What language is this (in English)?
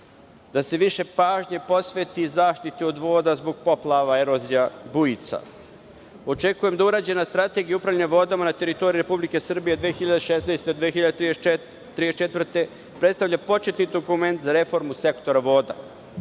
Serbian